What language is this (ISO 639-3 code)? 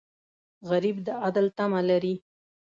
pus